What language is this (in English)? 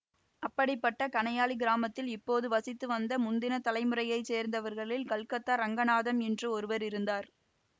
Tamil